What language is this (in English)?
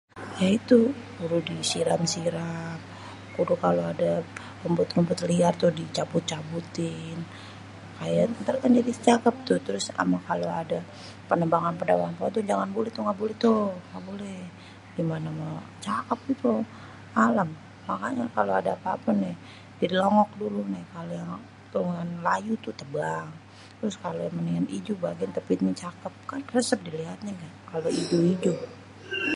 Betawi